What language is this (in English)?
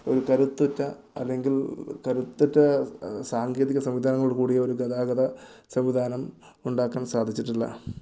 Malayalam